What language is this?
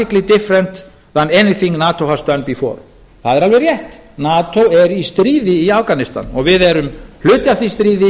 Icelandic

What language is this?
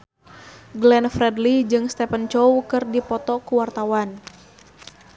Sundanese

